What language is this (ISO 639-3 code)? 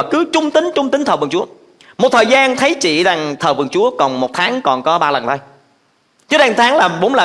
vie